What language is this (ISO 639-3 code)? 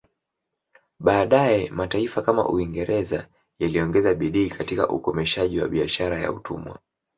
swa